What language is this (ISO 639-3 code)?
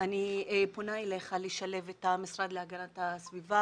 heb